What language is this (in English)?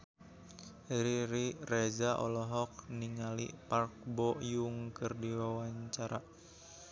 Sundanese